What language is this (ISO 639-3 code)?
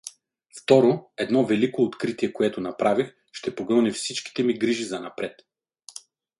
bul